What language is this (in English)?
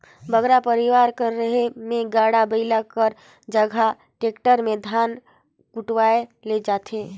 Chhattisgarhi